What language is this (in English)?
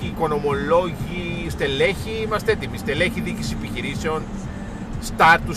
Greek